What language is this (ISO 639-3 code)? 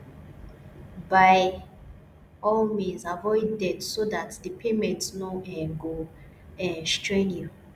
pcm